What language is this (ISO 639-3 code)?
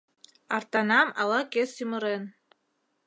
chm